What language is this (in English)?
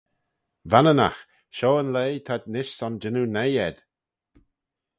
Manx